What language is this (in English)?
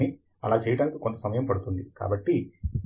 Telugu